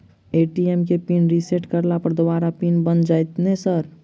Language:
Maithili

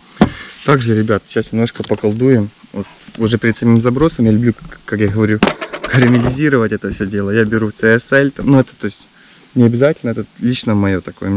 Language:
Russian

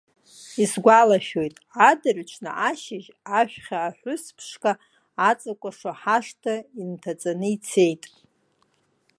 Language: Abkhazian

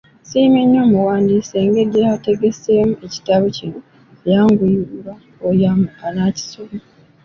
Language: Ganda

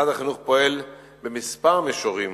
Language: Hebrew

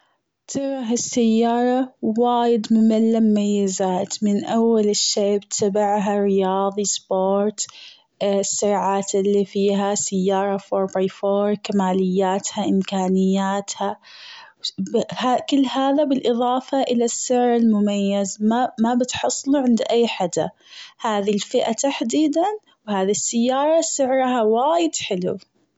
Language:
Gulf Arabic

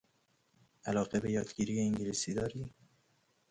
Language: Persian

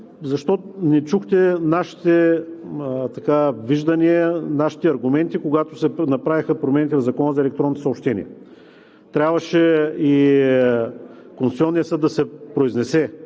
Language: Bulgarian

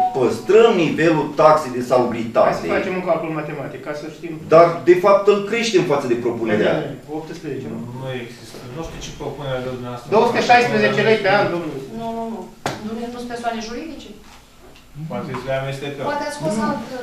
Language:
Romanian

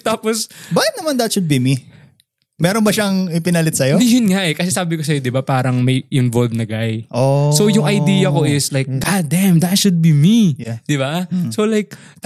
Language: Filipino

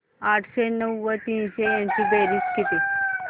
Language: Marathi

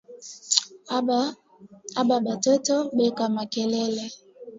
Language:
Swahili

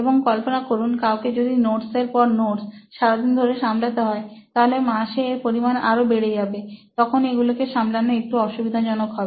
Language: Bangla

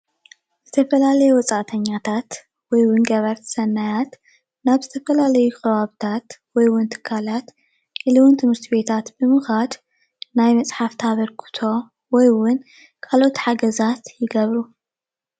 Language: Tigrinya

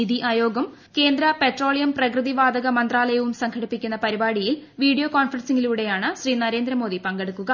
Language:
Malayalam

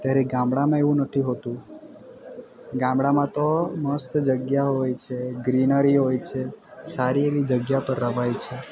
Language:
Gujarati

